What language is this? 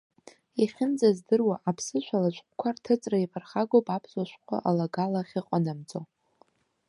Abkhazian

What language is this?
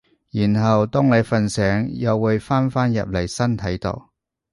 Cantonese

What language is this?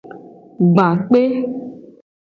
Gen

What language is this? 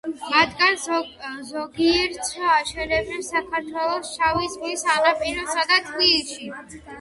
Georgian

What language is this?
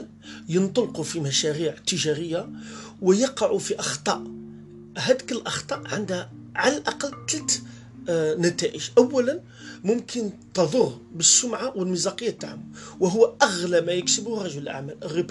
Arabic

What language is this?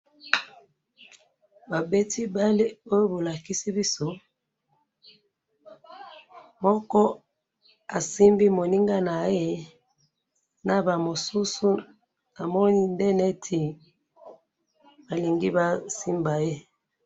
Lingala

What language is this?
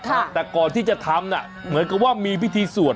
Thai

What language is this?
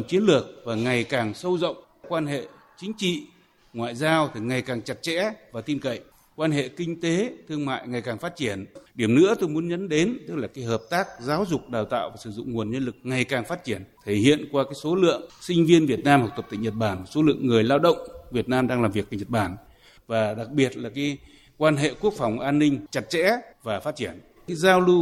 Vietnamese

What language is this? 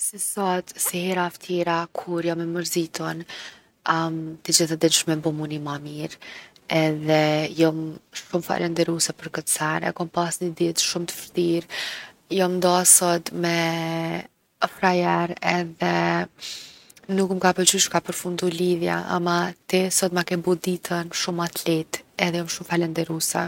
Gheg Albanian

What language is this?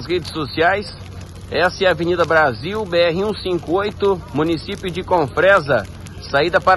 Portuguese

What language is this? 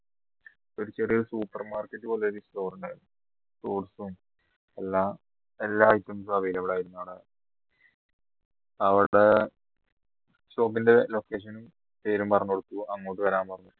Malayalam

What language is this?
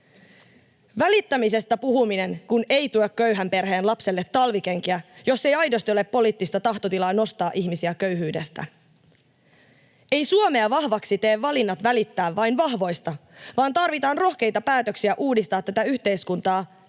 Finnish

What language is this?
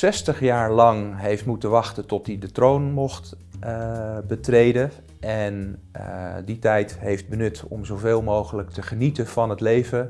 Dutch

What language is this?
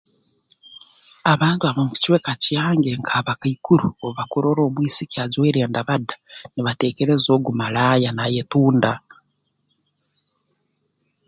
Tooro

